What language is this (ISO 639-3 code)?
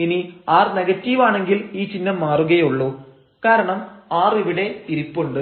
mal